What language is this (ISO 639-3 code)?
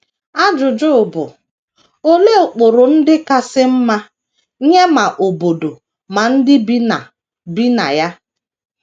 ibo